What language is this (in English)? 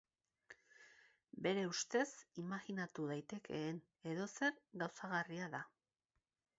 Basque